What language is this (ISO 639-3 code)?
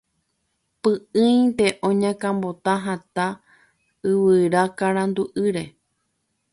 grn